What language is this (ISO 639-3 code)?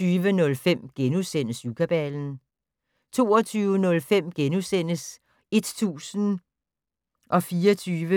dan